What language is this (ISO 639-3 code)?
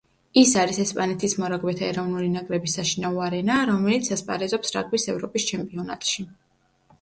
kat